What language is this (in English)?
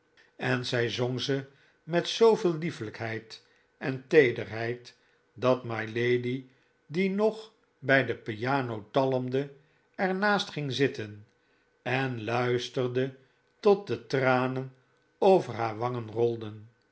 Dutch